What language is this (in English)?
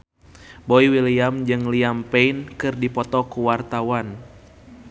Sundanese